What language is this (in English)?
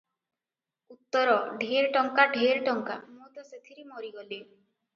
Odia